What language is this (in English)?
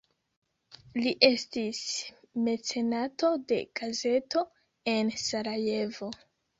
Esperanto